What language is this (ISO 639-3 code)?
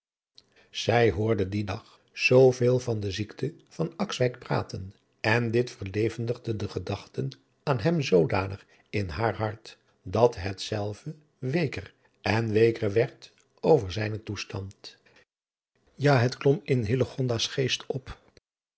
nld